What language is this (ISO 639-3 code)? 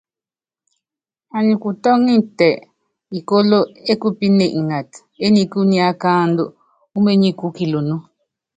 yav